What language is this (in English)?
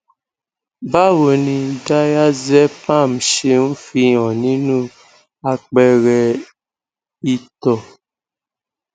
Yoruba